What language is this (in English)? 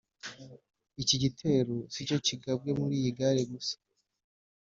Kinyarwanda